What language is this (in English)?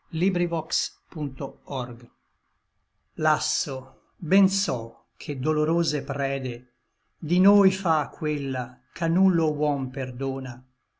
Italian